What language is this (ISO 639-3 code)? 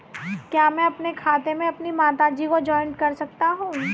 hin